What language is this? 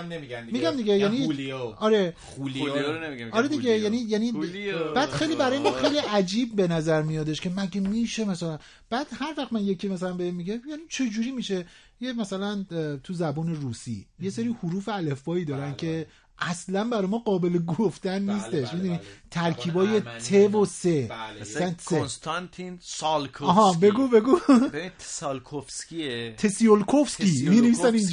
Persian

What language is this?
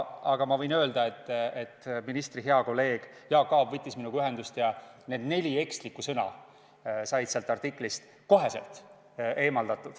Estonian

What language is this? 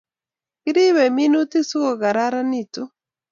Kalenjin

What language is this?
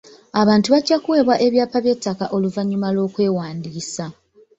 Ganda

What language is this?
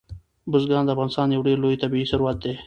Pashto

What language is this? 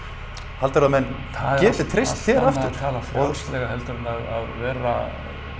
Icelandic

